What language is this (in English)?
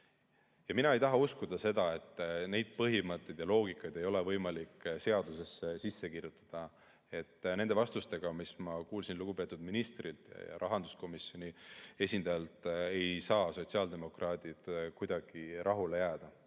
Estonian